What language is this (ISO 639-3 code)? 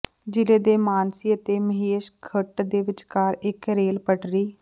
pan